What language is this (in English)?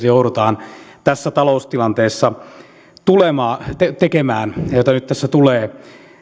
Finnish